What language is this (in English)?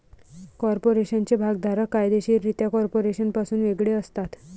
Marathi